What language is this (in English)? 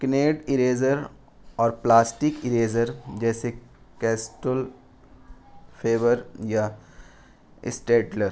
Urdu